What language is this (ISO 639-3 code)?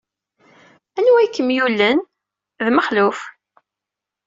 kab